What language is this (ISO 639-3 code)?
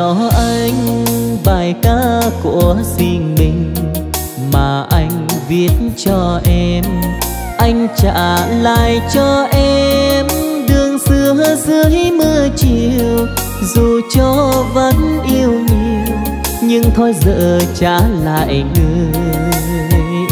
vie